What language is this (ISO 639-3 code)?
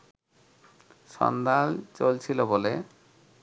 ben